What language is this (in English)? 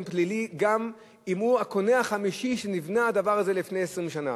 Hebrew